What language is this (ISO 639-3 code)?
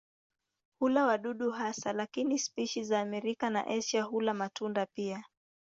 swa